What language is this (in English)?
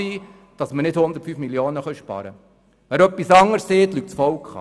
Swiss German